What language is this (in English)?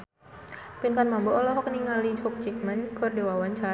Sundanese